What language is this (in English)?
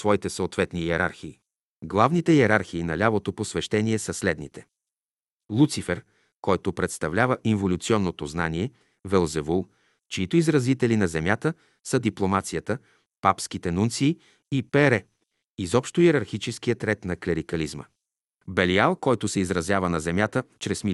Bulgarian